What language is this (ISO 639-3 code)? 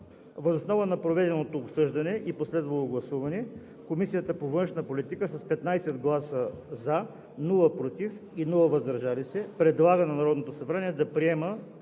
bul